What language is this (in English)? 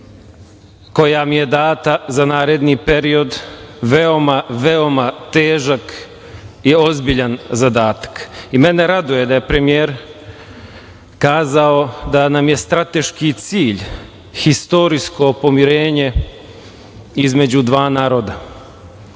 Serbian